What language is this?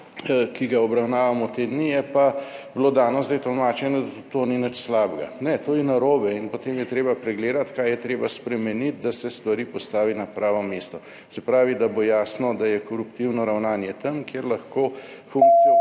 Slovenian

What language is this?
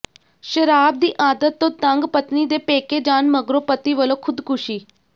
Punjabi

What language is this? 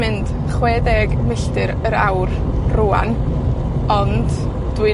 Welsh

